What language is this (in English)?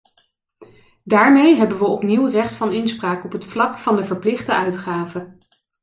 Dutch